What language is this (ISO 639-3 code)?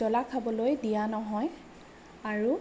asm